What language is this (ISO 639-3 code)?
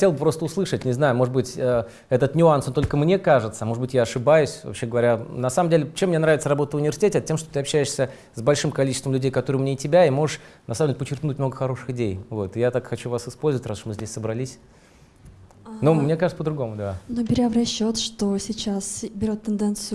rus